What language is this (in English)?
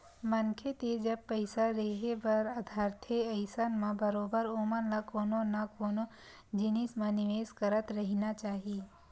Chhattisgarhi